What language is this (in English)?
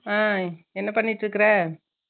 Tamil